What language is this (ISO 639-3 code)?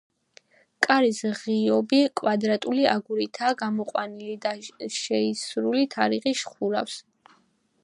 kat